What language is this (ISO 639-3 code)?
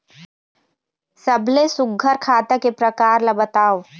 hne